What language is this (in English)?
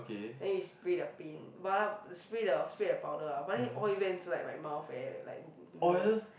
English